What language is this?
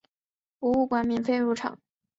Chinese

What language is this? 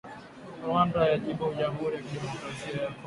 Swahili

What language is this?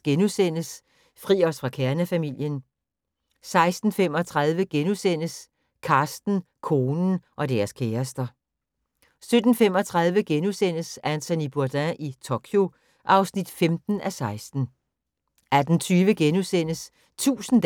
Danish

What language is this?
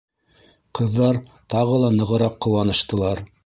Bashkir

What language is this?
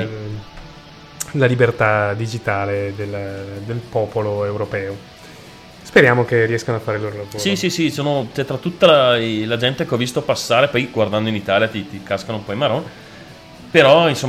Italian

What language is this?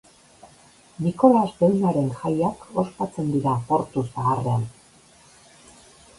Basque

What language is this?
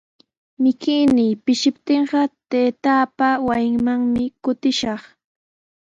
Sihuas Ancash Quechua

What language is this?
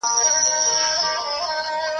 Pashto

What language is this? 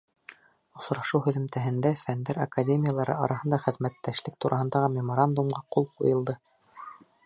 Bashkir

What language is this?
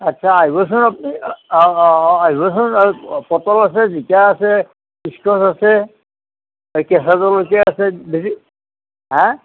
Assamese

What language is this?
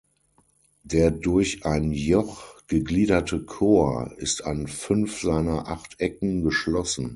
German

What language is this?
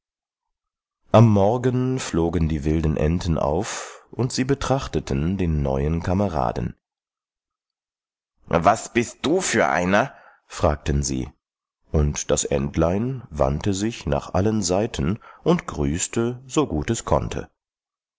German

